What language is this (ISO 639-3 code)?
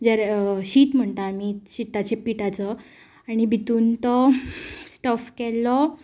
kok